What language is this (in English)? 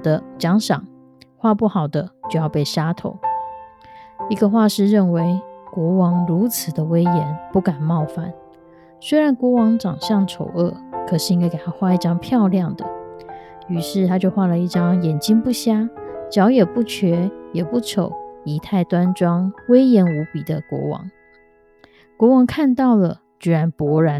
Chinese